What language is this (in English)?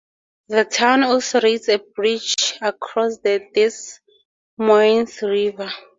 English